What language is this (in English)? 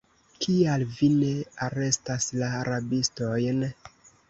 Esperanto